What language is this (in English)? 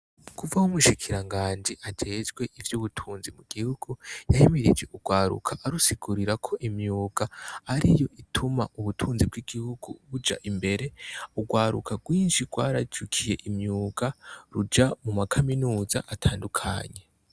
Rundi